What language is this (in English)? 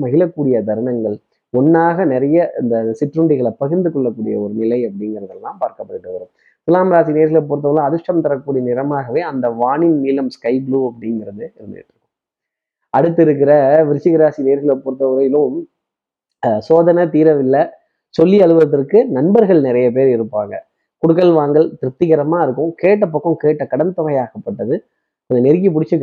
Tamil